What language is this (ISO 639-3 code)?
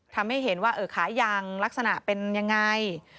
tha